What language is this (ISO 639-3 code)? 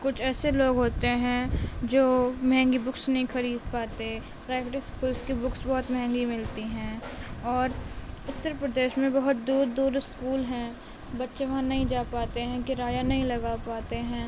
urd